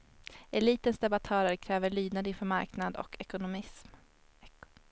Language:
Swedish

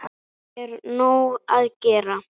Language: Icelandic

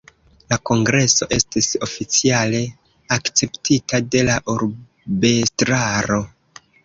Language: Esperanto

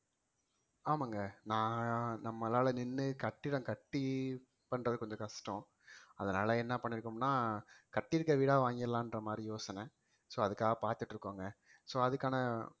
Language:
Tamil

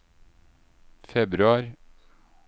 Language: Norwegian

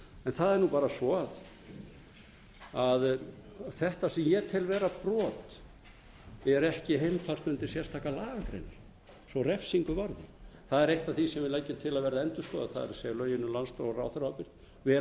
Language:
Icelandic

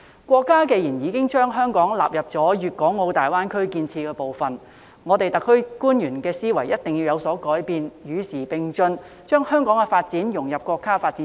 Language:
Cantonese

